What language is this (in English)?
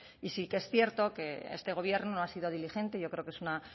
Spanish